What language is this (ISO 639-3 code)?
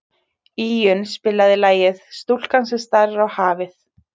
isl